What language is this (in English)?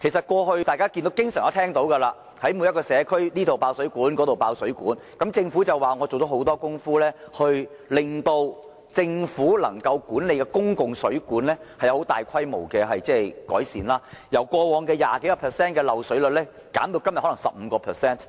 Cantonese